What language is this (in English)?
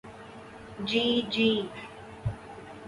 Urdu